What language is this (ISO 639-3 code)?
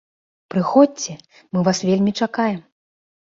bel